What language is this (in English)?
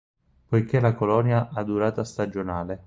Italian